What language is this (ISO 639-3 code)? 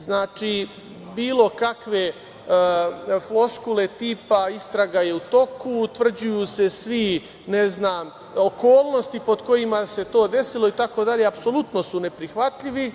srp